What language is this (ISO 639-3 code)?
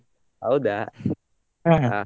kan